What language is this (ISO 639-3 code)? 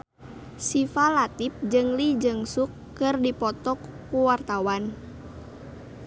sun